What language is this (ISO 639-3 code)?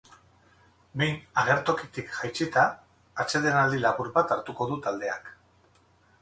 eus